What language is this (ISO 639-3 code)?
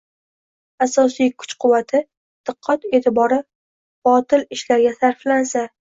uzb